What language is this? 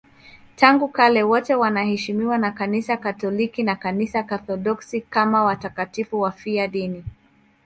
Swahili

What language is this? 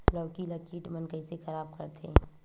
Chhattisgarhi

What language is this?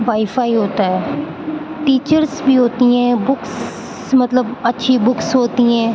Urdu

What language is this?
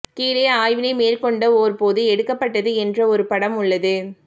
Tamil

